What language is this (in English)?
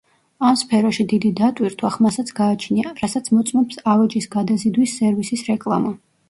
Georgian